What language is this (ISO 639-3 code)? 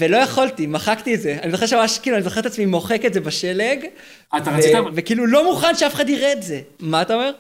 heb